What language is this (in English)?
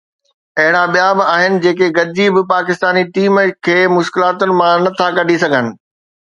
Sindhi